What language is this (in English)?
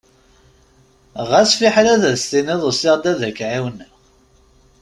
Kabyle